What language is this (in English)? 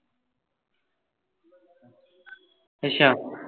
Punjabi